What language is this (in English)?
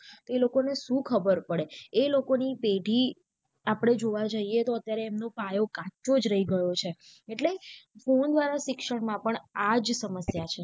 Gujarati